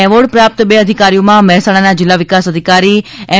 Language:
Gujarati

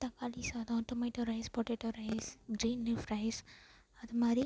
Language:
Tamil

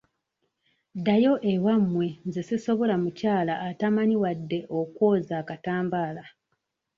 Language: Ganda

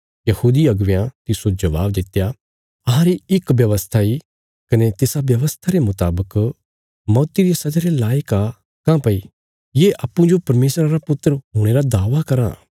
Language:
Bilaspuri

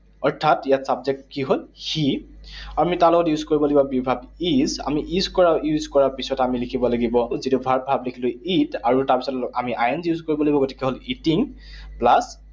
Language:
Assamese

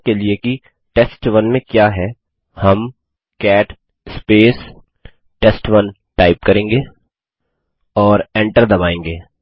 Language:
Hindi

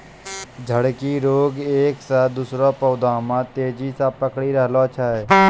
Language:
Maithili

